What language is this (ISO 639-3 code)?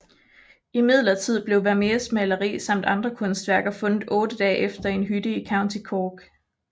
dan